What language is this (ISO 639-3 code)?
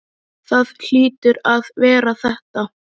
isl